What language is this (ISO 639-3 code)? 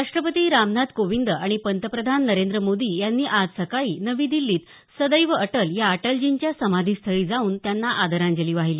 mar